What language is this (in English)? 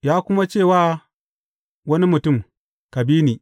Hausa